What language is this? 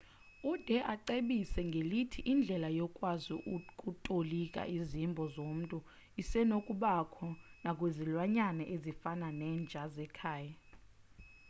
Xhosa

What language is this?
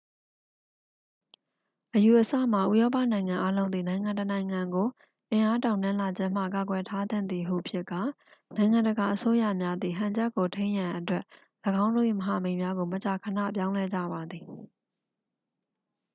Burmese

